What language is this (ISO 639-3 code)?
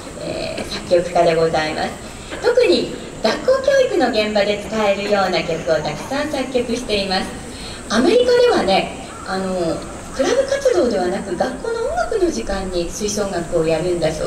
jpn